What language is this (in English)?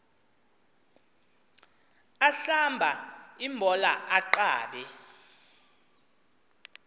Xhosa